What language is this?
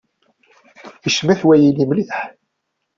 Kabyle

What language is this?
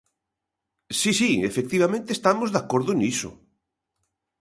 Galician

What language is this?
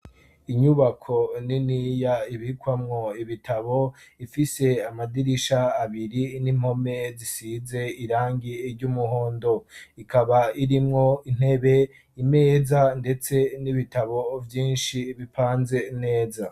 Rundi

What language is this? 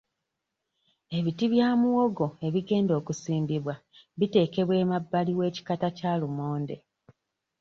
Ganda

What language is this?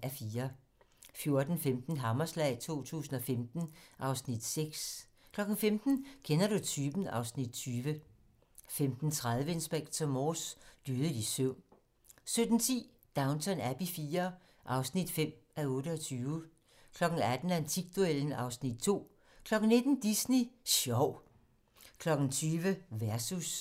Danish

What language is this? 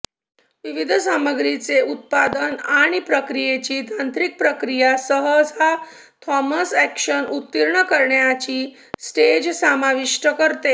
Marathi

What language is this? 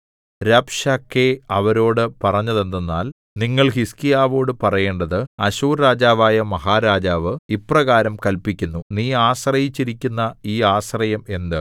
Malayalam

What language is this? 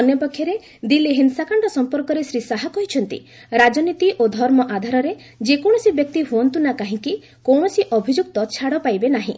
Odia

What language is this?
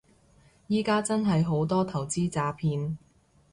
Cantonese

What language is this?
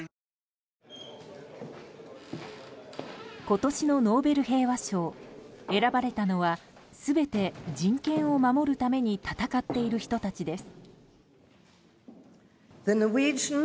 Japanese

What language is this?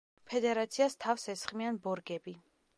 Georgian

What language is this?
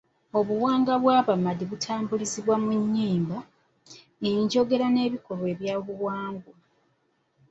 Ganda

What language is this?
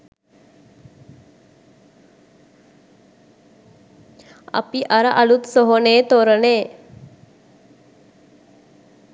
Sinhala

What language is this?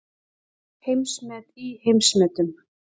Icelandic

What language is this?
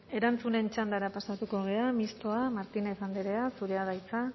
Basque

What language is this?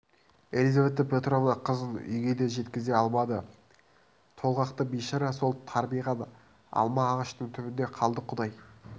Kazakh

